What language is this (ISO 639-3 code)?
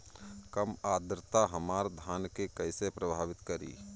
bho